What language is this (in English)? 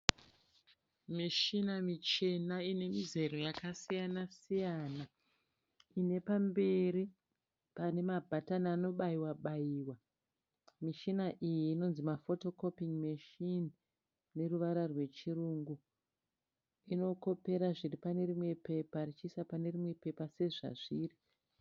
Shona